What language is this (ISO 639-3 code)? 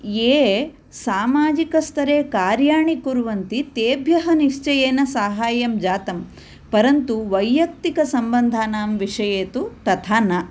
san